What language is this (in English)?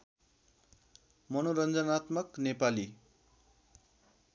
Nepali